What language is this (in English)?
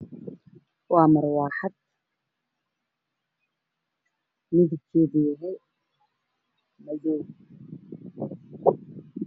Somali